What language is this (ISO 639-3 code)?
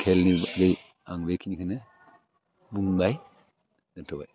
brx